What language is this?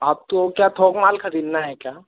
Hindi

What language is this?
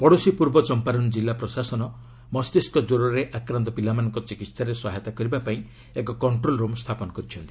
Odia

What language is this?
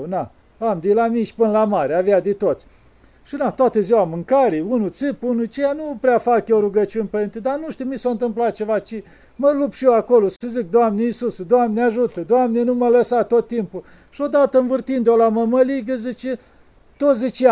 Romanian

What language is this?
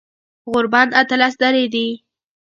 Pashto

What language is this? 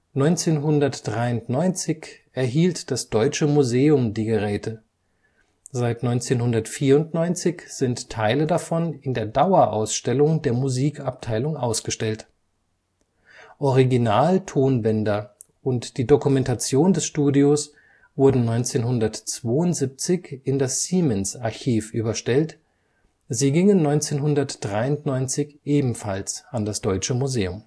German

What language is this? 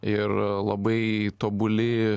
Lithuanian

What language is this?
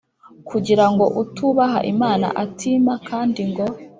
Kinyarwanda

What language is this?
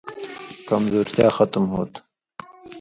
Indus Kohistani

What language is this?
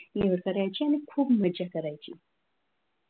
Marathi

